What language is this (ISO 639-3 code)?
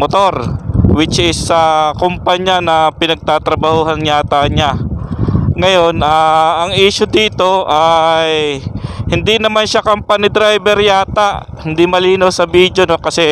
fil